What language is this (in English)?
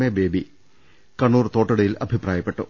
Malayalam